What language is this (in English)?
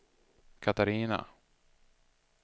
Swedish